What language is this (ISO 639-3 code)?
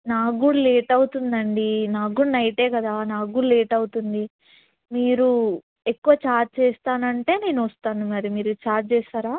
tel